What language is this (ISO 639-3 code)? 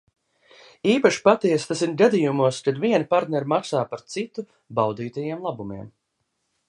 lav